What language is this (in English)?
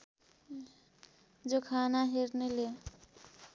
Nepali